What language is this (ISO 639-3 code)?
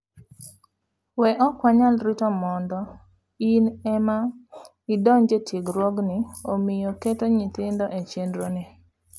luo